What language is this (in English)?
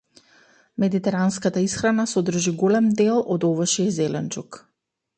Macedonian